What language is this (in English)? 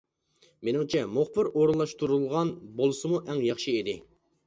Uyghur